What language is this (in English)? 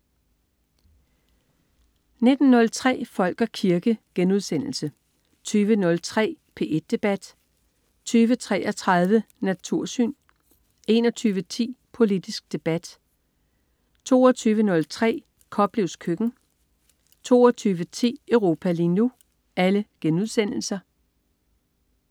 Danish